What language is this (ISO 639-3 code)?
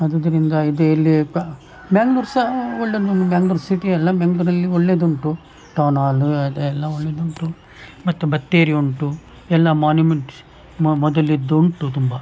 kan